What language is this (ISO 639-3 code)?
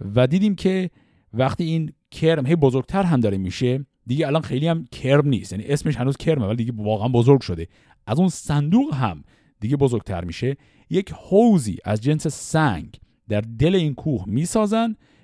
fas